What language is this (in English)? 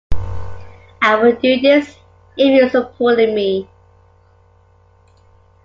English